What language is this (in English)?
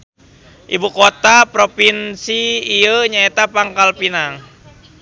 Sundanese